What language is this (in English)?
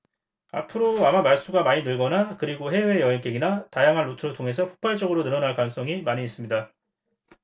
Korean